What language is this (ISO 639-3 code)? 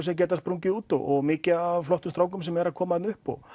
isl